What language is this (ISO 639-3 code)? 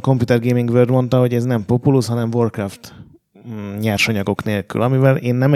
hun